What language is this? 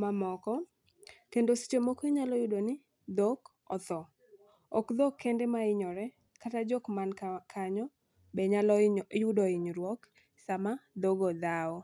Luo (Kenya and Tanzania)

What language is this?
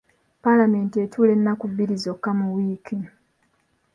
Ganda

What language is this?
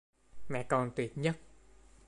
Vietnamese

